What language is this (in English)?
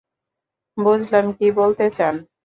Bangla